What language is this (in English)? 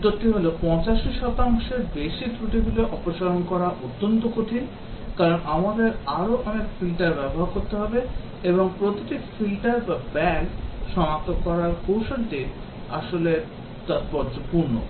Bangla